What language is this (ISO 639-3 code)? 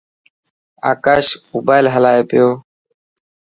mki